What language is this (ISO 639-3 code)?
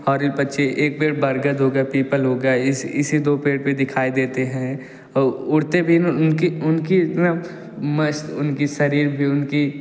hin